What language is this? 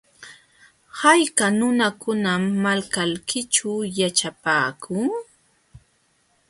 Jauja Wanca Quechua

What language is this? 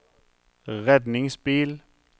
Norwegian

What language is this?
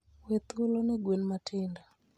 Luo (Kenya and Tanzania)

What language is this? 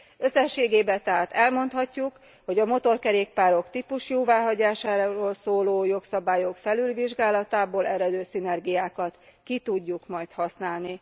Hungarian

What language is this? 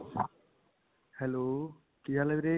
Punjabi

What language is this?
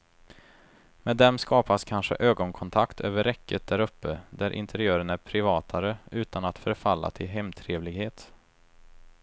Swedish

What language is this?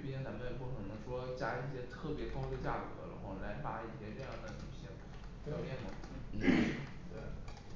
Chinese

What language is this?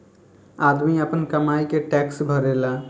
Bhojpuri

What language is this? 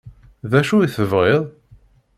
Kabyle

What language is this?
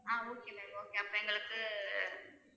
Tamil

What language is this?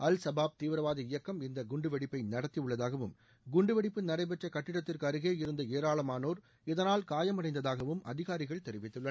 Tamil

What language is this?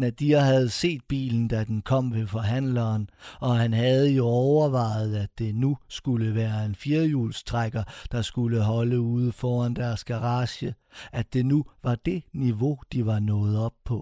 Danish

